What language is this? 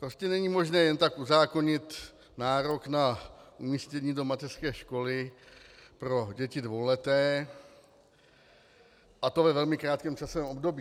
Czech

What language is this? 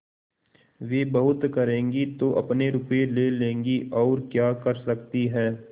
Hindi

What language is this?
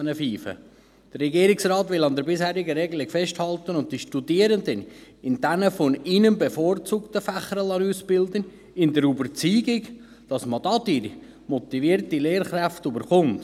Swiss German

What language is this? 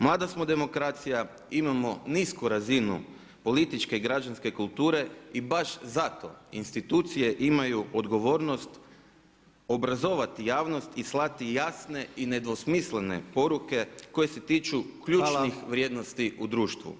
Croatian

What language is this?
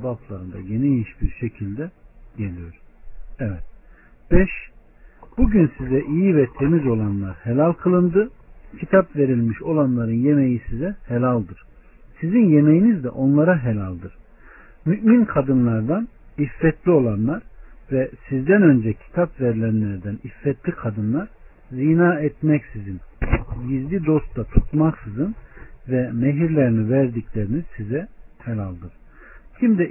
Turkish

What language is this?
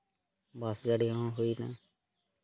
Santali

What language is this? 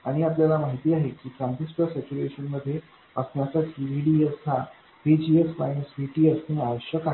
Marathi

